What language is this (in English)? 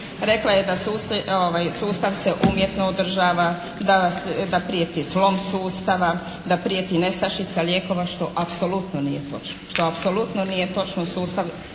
Croatian